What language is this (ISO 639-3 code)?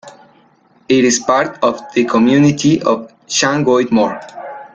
eng